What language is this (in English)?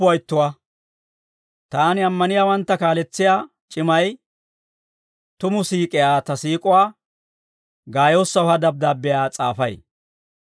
Dawro